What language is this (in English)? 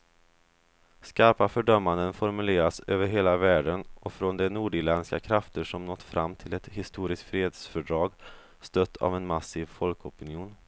Swedish